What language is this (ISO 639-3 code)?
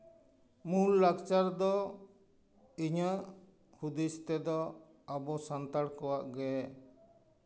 sat